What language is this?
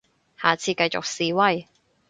Cantonese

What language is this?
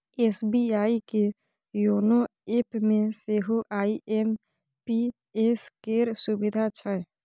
Maithili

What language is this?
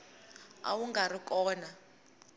Tsonga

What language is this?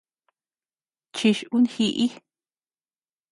Tepeuxila Cuicatec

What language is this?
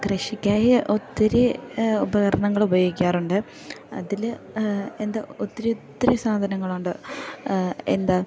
Malayalam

